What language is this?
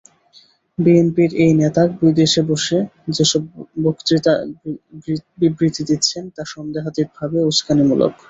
Bangla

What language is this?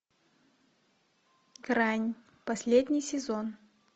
Russian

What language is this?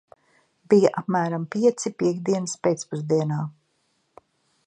Latvian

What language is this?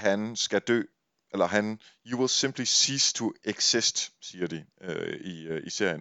Danish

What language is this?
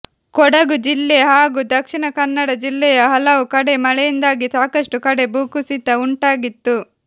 Kannada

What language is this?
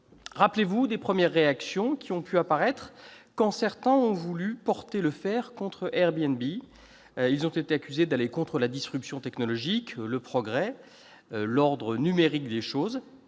French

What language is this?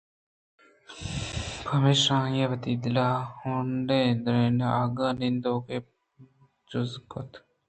Eastern Balochi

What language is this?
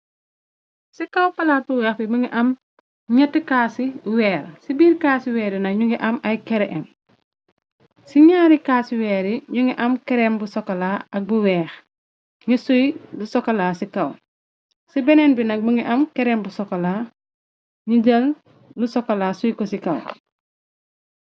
Wolof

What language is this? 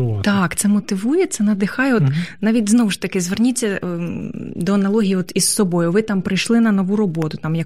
Ukrainian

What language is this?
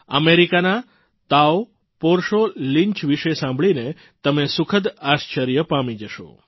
Gujarati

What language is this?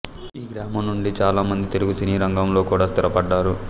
Telugu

